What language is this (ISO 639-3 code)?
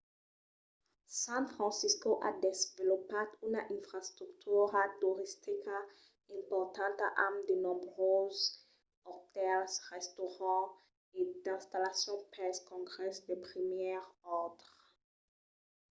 oci